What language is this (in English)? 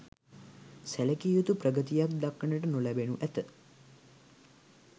Sinhala